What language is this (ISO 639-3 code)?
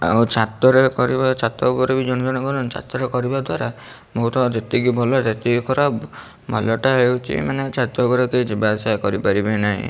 ori